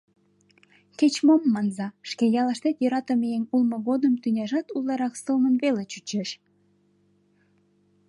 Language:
Mari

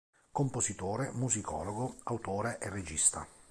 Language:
Italian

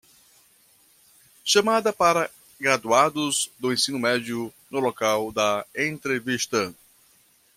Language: Portuguese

